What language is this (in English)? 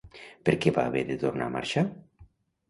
Catalan